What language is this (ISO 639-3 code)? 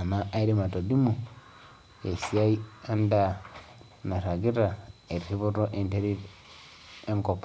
mas